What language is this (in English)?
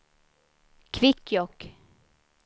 Swedish